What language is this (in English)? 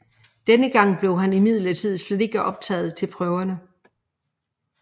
Danish